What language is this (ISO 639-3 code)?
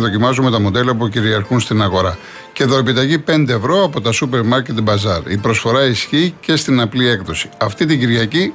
ell